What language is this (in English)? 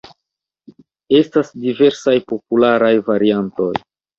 Esperanto